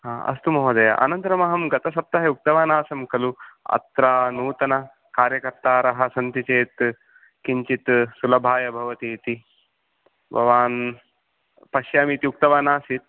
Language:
Sanskrit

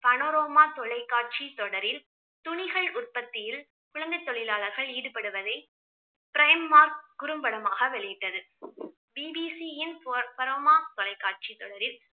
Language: Tamil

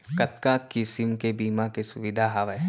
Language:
Chhattisgarhi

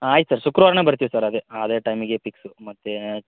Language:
Kannada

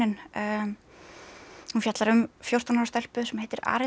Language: Icelandic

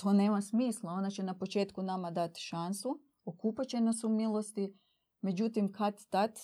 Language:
Croatian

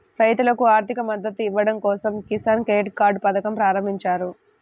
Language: Telugu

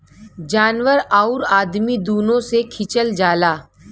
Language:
Bhojpuri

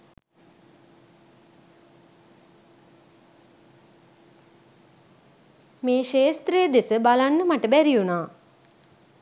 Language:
Sinhala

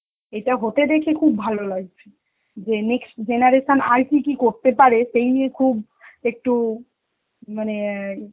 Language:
Bangla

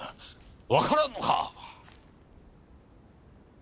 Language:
Japanese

